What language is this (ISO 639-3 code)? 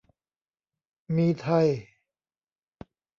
tha